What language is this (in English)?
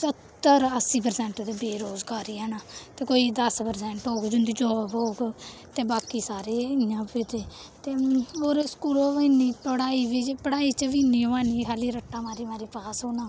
Dogri